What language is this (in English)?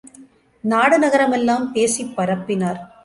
Tamil